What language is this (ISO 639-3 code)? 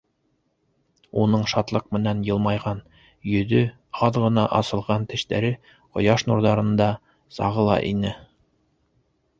bak